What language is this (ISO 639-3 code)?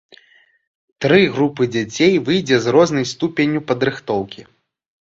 bel